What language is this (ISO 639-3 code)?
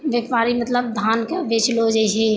mai